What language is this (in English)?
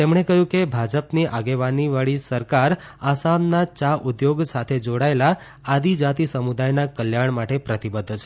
Gujarati